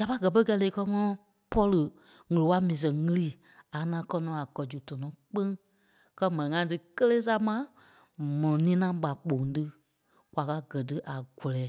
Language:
Kpelle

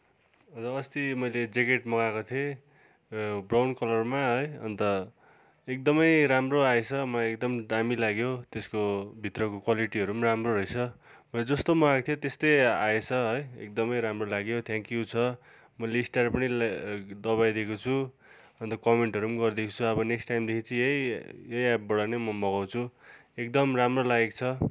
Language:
Nepali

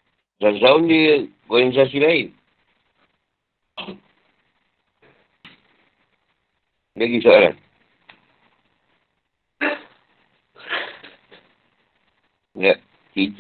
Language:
Malay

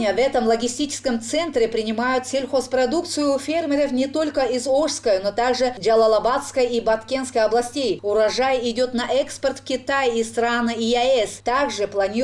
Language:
Russian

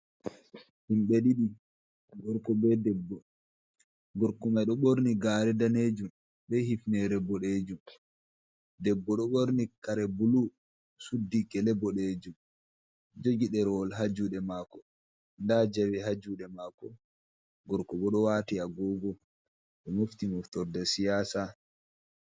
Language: Fula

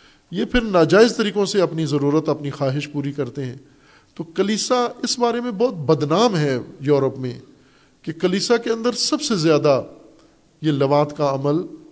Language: Urdu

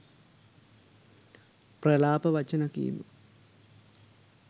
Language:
Sinhala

